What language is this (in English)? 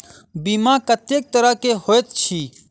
Maithili